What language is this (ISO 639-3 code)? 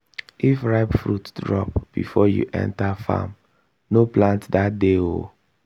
pcm